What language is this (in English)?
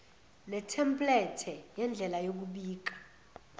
Zulu